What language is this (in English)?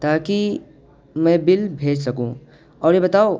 Urdu